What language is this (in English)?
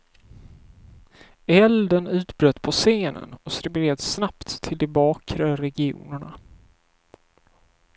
Swedish